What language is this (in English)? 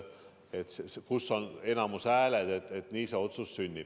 Estonian